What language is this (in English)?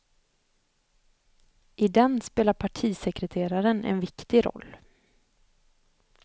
Swedish